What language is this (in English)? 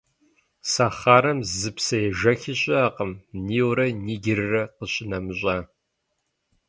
Kabardian